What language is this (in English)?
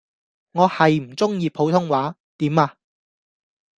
Cantonese